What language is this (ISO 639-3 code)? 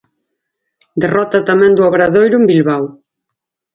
glg